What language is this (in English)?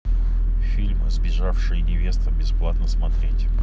Russian